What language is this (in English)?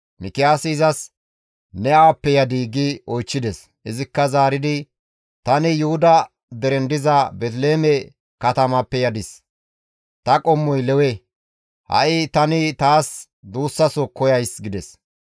Gamo